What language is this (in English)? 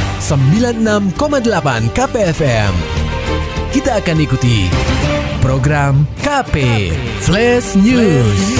Indonesian